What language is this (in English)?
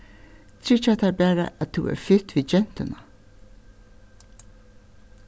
Faroese